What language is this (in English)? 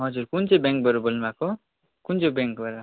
Nepali